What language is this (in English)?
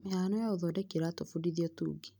Kikuyu